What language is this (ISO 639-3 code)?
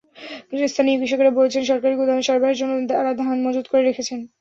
ben